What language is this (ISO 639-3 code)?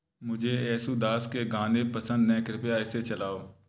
hin